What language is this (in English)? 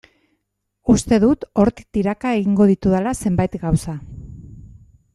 Basque